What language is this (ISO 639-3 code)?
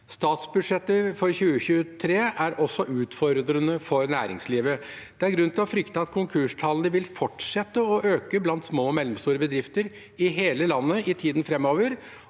nor